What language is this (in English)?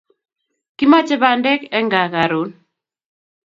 Kalenjin